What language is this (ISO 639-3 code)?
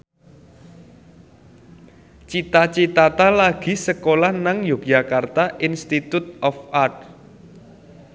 jav